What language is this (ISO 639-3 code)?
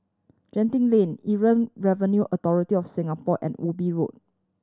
eng